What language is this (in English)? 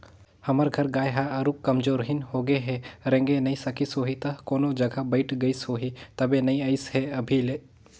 Chhattisgarhi